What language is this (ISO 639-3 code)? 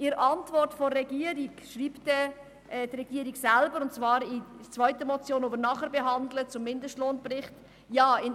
gsw